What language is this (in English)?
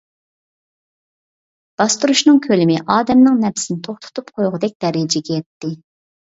Uyghur